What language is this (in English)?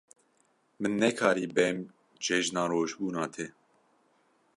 Kurdish